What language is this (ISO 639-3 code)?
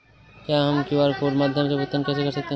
hin